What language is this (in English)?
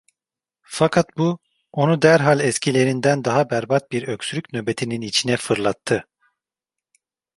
Turkish